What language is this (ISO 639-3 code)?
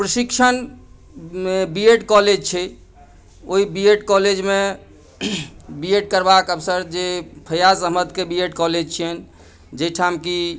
mai